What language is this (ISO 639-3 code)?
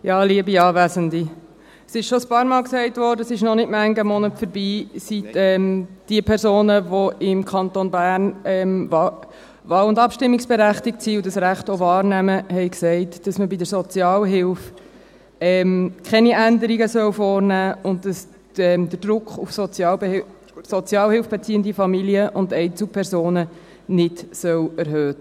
gsw